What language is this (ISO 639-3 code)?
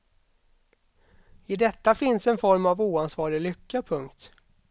swe